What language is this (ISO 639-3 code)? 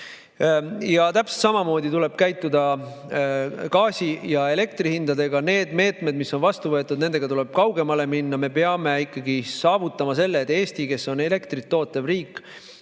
est